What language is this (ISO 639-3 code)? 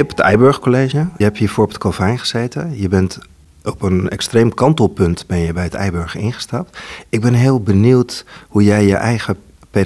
nld